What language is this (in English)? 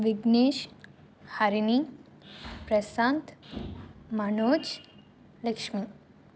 Tamil